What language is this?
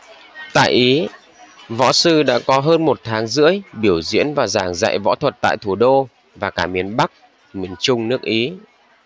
Vietnamese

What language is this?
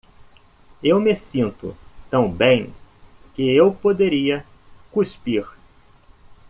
Portuguese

